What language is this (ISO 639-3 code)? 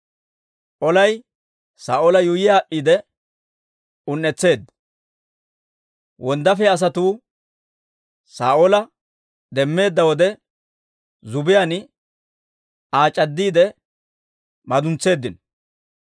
dwr